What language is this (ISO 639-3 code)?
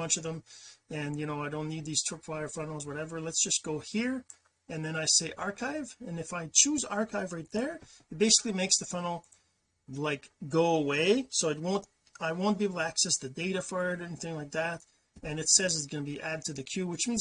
eng